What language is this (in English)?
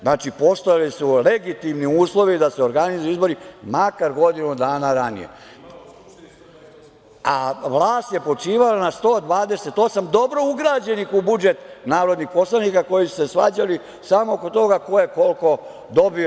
Serbian